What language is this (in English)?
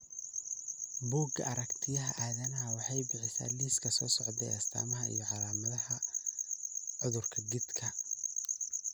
Somali